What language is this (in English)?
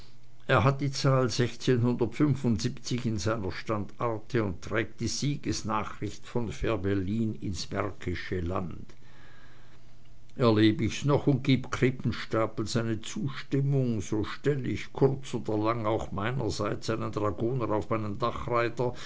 German